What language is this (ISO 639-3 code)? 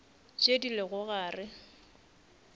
nso